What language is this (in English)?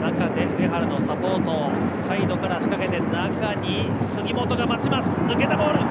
Japanese